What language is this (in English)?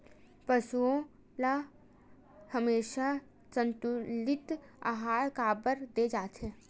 Chhattisgarhi